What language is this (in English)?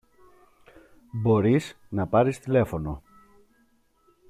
Greek